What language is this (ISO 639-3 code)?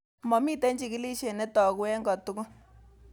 kln